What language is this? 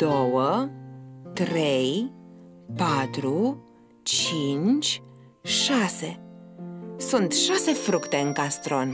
Romanian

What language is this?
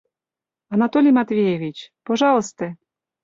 Mari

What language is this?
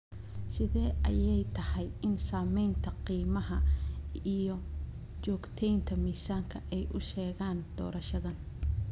Somali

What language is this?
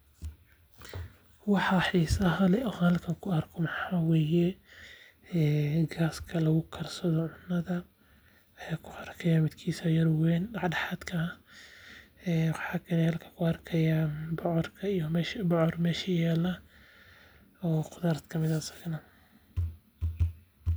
Somali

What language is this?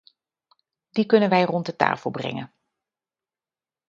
Dutch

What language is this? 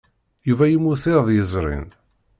Kabyle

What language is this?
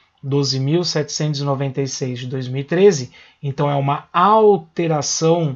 Portuguese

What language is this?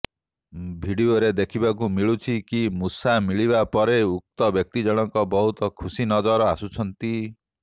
Odia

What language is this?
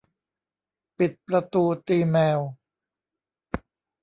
Thai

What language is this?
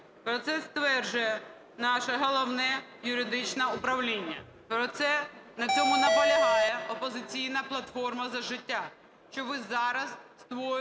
Ukrainian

